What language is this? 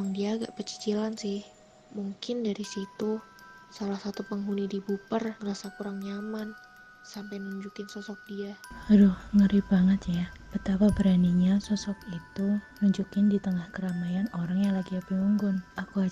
Indonesian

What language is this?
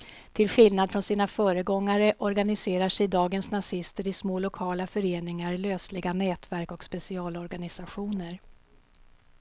Swedish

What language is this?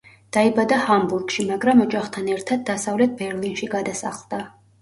Georgian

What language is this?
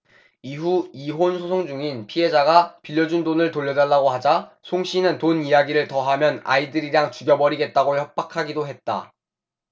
Korean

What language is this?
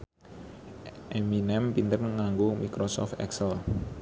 Javanese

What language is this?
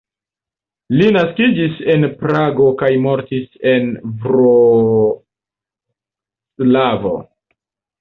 Esperanto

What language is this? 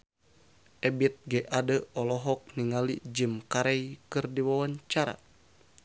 Sundanese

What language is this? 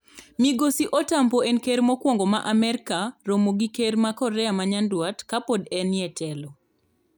Luo (Kenya and Tanzania)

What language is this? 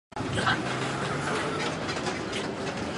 Chinese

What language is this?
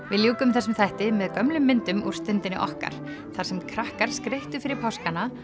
Icelandic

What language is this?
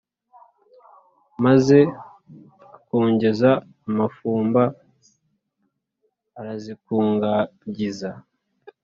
Kinyarwanda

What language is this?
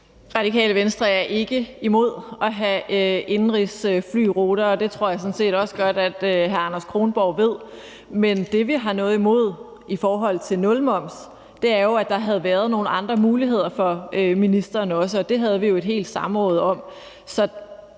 Danish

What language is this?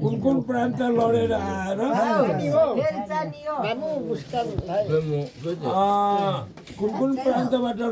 Arabic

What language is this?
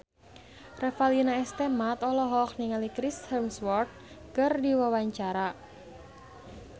Sundanese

